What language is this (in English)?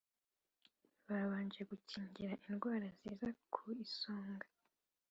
Kinyarwanda